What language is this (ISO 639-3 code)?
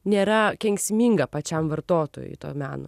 lit